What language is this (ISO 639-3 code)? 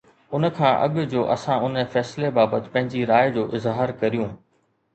snd